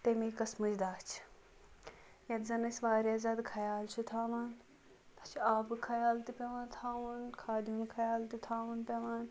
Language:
Kashmiri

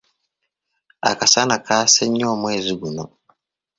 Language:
Ganda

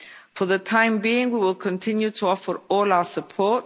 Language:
English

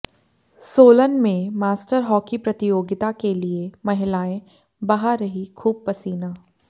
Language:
Hindi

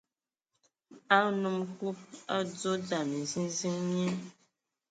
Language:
Ewondo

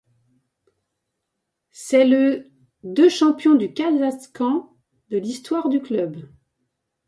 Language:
French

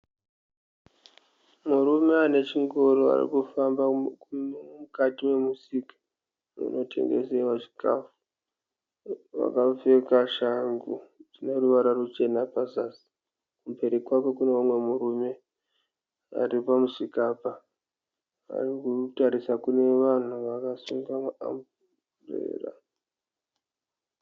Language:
Shona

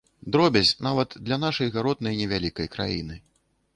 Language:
Belarusian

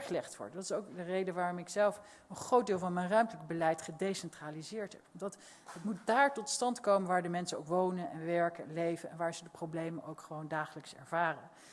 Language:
Dutch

